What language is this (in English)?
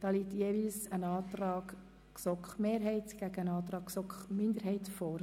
Swiss German